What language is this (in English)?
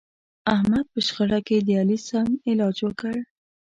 Pashto